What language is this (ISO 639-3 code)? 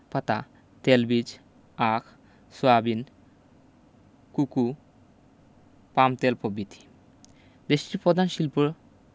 ben